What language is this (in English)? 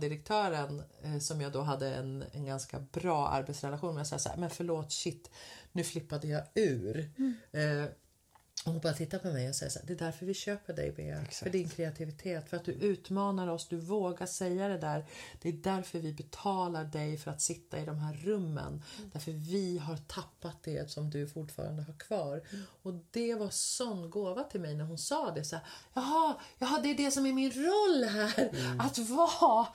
Swedish